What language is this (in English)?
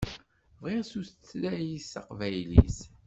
Kabyle